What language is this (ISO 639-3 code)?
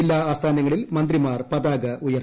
mal